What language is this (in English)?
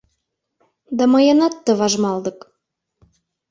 Mari